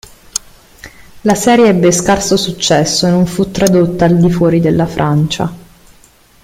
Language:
Italian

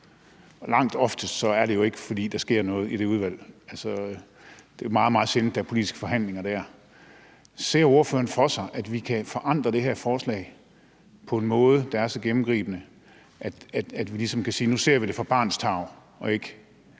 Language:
Danish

